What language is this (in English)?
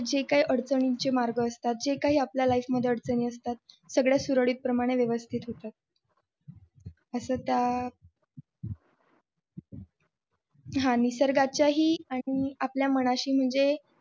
Marathi